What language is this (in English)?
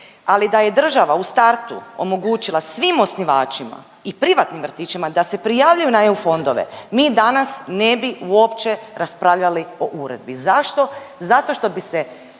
Croatian